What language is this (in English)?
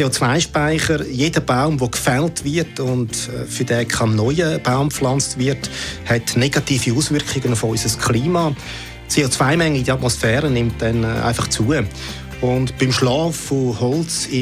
German